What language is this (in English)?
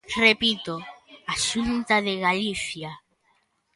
Galician